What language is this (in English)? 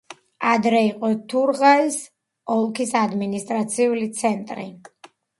Georgian